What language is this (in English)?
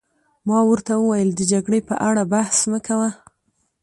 Pashto